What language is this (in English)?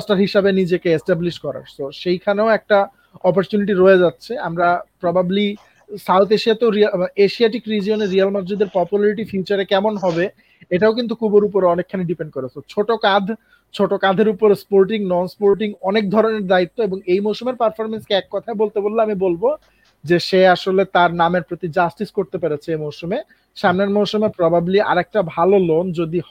Bangla